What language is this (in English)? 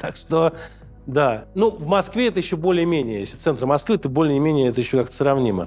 Russian